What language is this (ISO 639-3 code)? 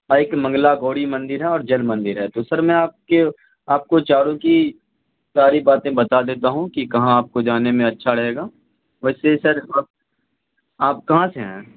urd